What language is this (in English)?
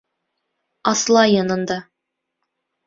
Bashkir